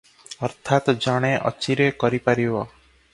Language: Odia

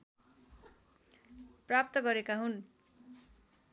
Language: Nepali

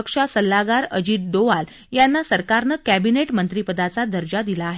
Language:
Marathi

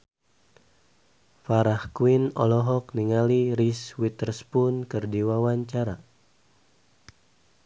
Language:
Sundanese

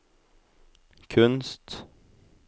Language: Norwegian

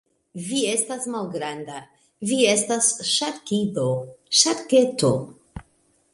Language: Esperanto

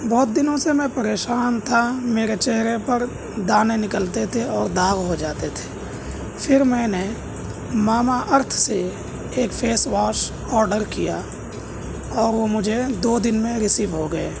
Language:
Urdu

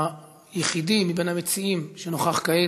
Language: Hebrew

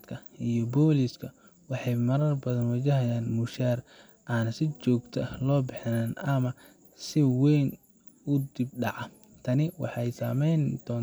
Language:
Somali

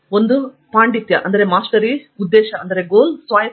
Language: Kannada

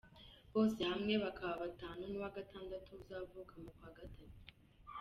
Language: Kinyarwanda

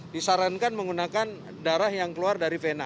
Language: Indonesian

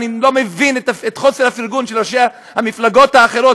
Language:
Hebrew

